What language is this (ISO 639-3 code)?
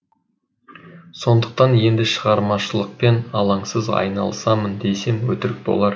kaz